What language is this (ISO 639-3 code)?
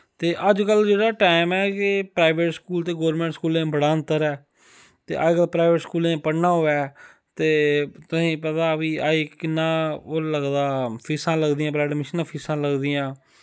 doi